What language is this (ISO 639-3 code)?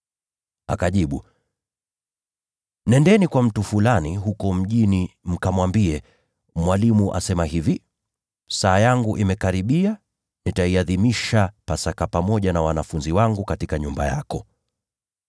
swa